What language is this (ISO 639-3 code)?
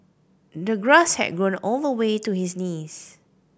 eng